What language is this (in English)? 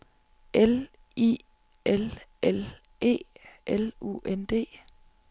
Danish